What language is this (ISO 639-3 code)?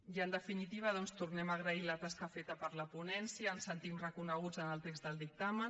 cat